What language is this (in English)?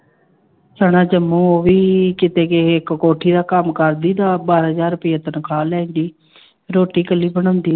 Punjabi